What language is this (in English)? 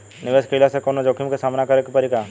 Bhojpuri